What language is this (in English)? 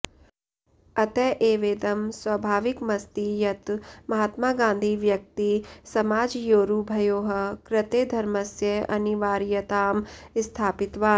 Sanskrit